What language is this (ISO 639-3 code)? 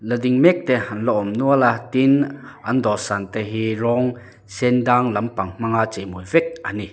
lus